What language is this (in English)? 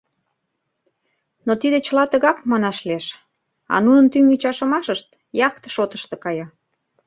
Mari